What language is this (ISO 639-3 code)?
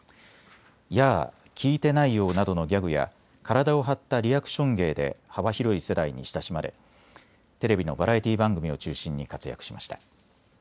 jpn